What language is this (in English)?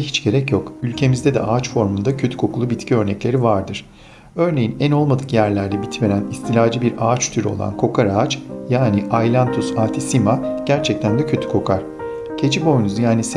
Turkish